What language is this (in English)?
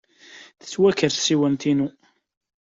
Kabyle